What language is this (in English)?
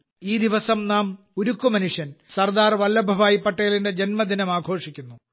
Malayalam